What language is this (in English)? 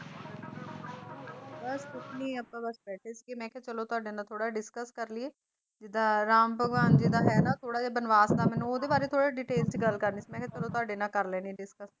Punjabi